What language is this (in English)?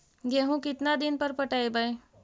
Magahi